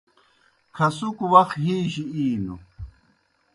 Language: Kohistani Shina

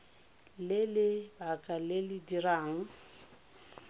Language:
Tswana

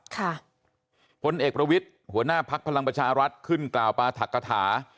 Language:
Thai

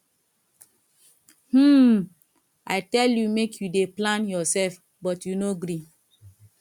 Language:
Nigerian Pidgin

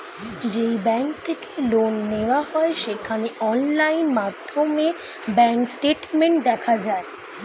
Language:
Bangla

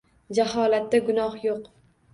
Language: Uzbek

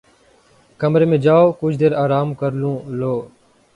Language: Urdu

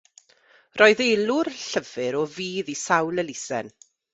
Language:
Welsh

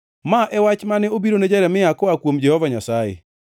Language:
Luo (Kenya and Tanzania)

